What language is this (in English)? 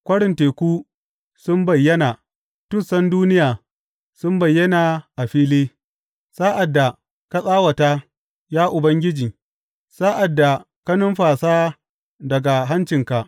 Hausa